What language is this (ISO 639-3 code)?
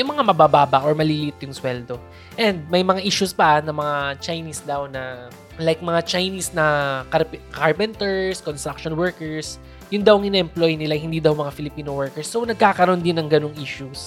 fil